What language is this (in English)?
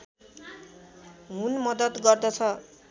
Nepali